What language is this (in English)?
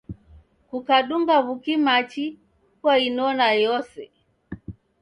Taita